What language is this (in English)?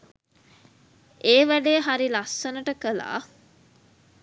Sinhala